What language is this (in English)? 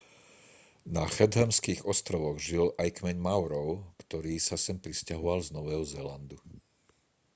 Slovak